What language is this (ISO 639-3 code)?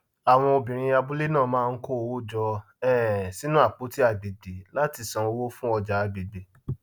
yor